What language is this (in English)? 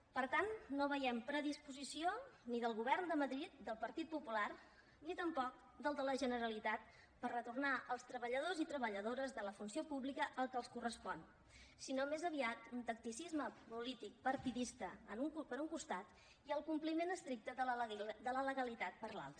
Catalan